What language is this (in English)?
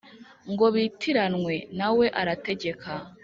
Kinyarwanda